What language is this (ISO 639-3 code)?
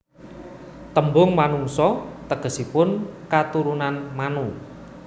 jav